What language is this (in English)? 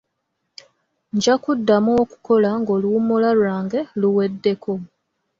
Ganda